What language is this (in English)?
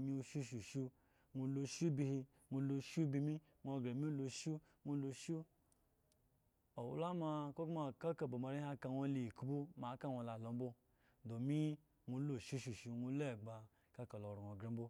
Eggon